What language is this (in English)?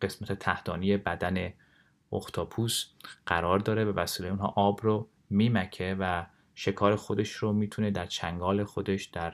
Persian